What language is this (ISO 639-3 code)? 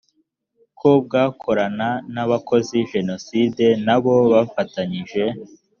kin